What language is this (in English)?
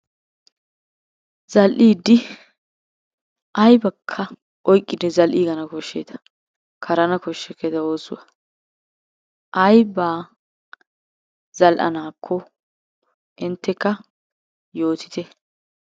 Wolaytta